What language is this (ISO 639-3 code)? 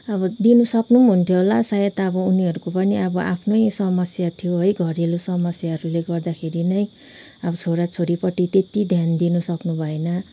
nep